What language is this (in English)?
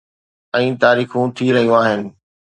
Sindhi